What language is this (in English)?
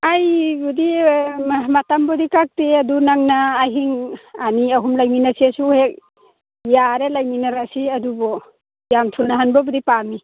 Manipuri